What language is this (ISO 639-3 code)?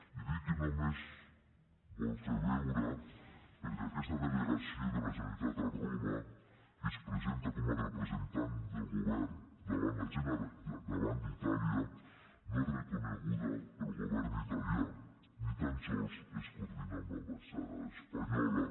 cat